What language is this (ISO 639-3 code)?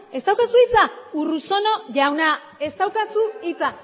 eus